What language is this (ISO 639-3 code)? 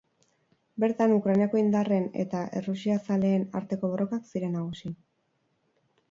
eus